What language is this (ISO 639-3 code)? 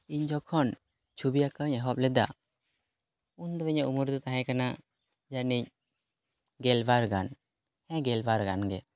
sat